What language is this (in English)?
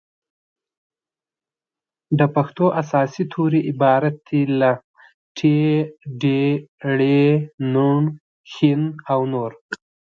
Pashto